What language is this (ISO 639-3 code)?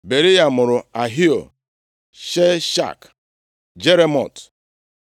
ibo